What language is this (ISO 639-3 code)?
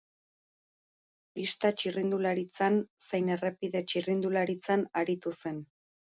eus